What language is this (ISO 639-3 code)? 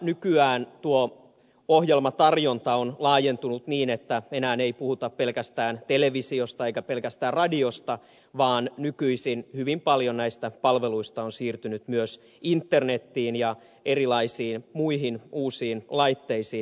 fin